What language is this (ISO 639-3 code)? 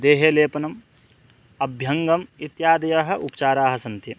san